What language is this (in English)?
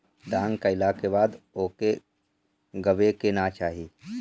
Bhojpuri